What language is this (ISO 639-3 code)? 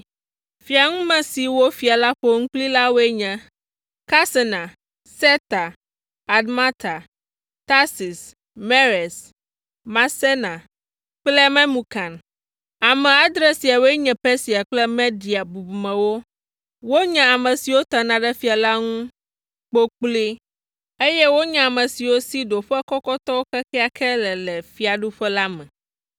ewe